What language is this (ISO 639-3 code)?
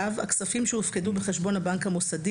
heb